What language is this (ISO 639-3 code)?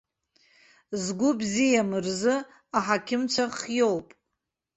abk